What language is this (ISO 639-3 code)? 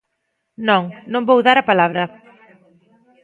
glg